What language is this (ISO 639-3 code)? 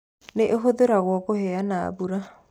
kik